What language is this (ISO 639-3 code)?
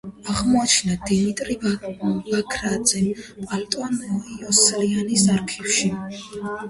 kat